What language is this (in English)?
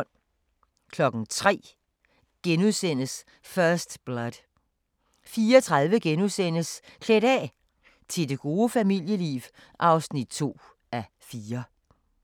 Danish